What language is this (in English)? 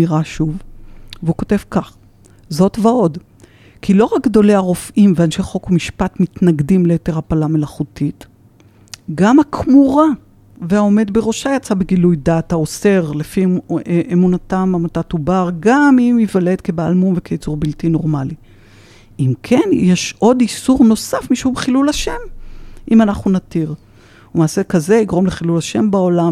Hebrew